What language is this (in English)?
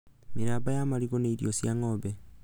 Kikuyu